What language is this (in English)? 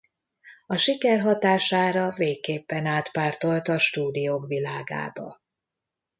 Hungarian